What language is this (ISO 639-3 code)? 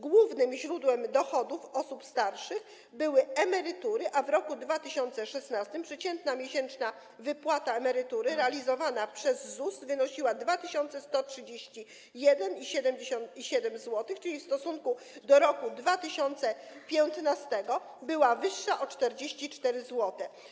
pol